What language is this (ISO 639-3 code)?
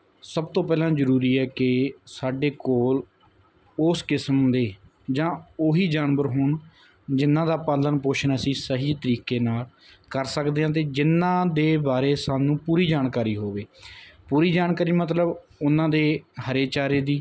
pan